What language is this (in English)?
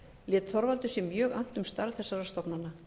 Icelandic